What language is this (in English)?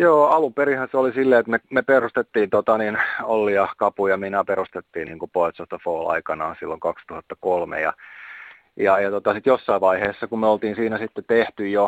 Finnish